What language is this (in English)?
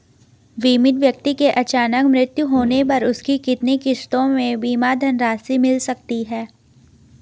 Hindi